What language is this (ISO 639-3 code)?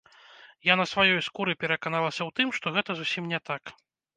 bel